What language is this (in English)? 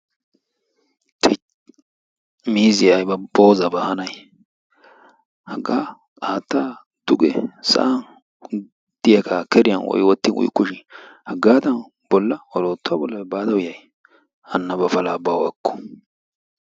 Wolaytta